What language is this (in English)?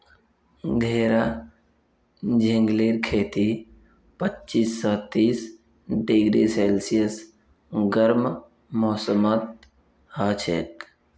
Magahi